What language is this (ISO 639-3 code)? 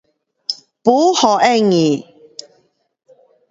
cpx